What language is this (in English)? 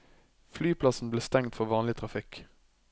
Norwegian